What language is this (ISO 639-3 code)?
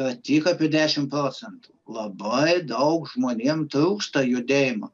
lit